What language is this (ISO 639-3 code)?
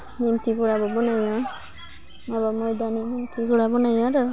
brx